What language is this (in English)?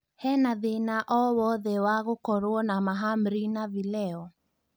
Kikuyu